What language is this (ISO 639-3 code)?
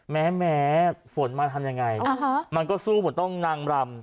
tha